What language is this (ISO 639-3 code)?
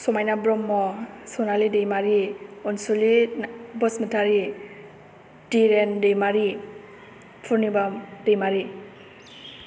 brx